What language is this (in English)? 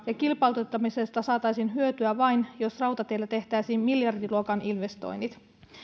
Finnish